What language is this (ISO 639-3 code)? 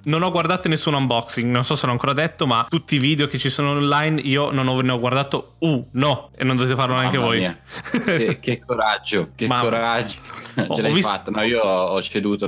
ita